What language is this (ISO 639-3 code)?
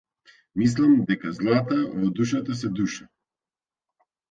mkd